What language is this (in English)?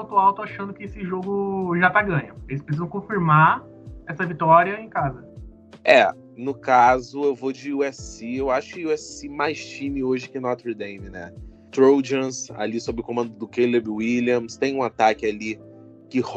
Portuguese